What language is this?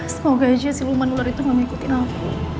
Indonesian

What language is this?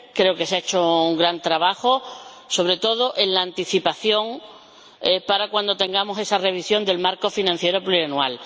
Spanish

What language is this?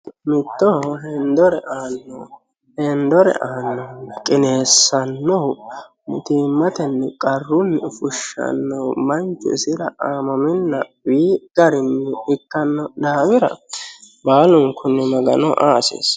Sidamo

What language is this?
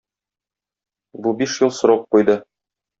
Tatar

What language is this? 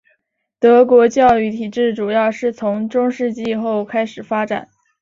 Chinese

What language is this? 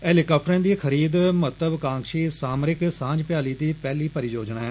Dogri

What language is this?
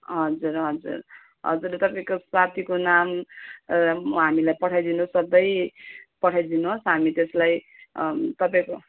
Nepali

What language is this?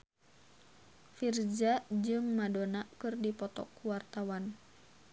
Sundanese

